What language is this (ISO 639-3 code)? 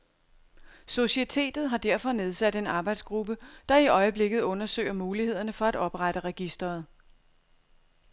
dan